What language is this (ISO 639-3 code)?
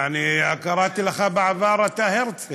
heb